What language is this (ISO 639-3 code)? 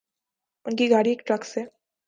urd